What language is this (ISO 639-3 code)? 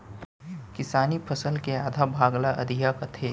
hne